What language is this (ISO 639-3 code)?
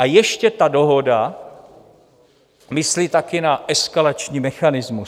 ces